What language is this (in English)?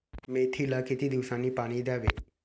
Marathi